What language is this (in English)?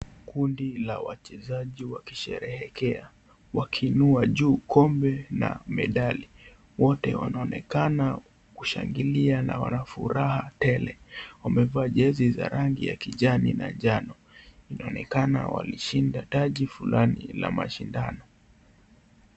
Swahili